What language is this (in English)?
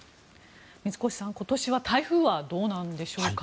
Japanese